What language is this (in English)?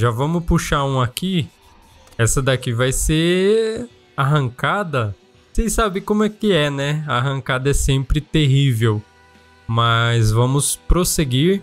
Portuguese